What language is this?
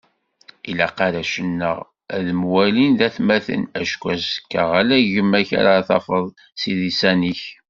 Kabyle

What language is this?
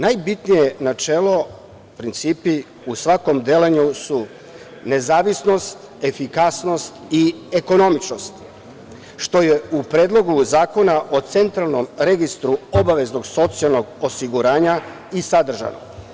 Serbian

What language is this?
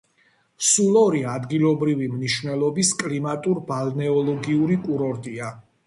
Georgian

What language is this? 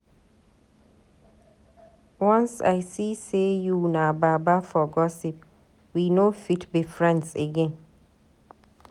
Nigerian Pidgin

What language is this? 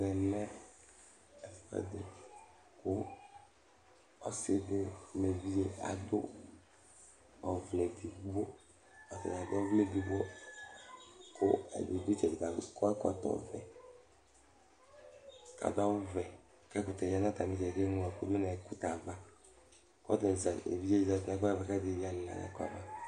Ikposo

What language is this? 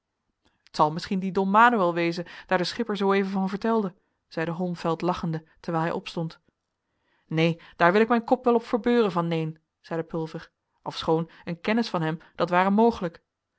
Dutch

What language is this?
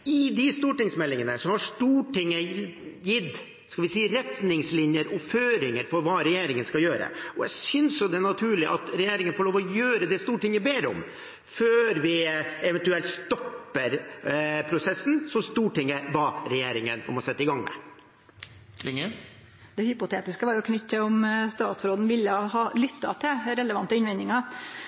Norwegian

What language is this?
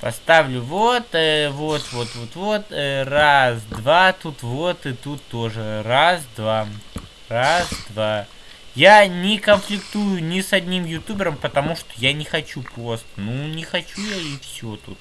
Russian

